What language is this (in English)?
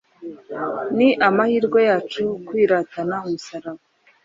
Kinyarwanda